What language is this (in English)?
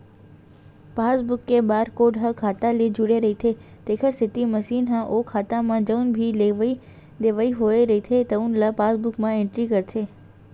Chhattisgarhi